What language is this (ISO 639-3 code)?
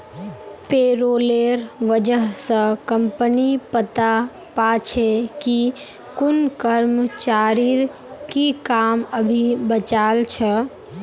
mag